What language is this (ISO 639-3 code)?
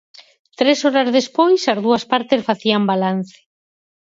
glg